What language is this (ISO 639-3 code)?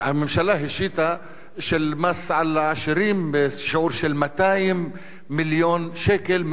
heb